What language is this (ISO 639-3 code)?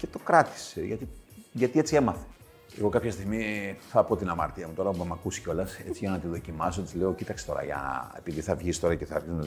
ell